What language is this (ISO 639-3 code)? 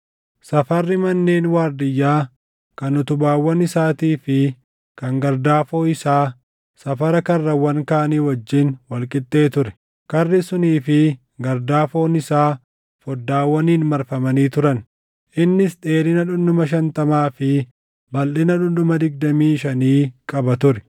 orm